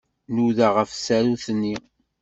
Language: Kabyle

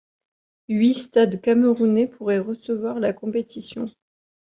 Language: French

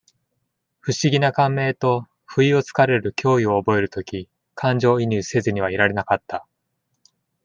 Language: Japanese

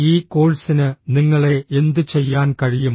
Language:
Malayalam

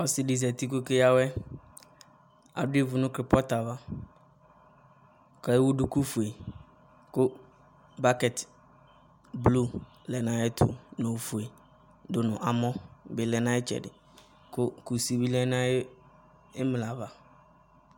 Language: Ikposo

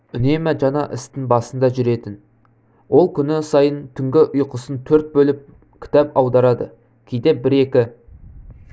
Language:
Kazakh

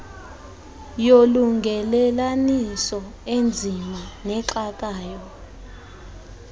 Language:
Xhosa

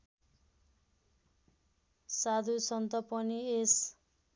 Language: Nepali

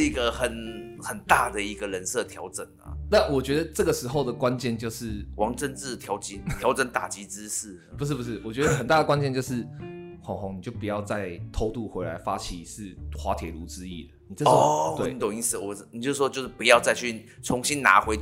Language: Chinese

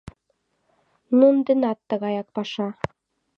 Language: Mari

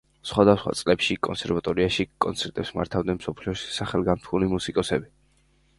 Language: Georgian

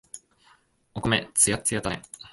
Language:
Japanese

